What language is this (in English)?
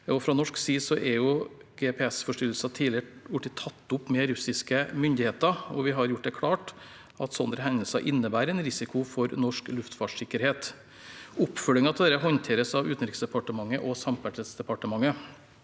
Norwegian